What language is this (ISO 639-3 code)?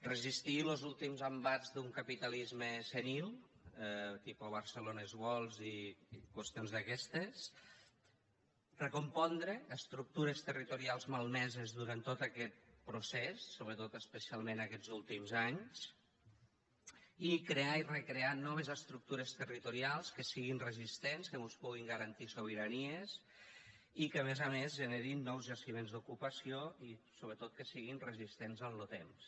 cat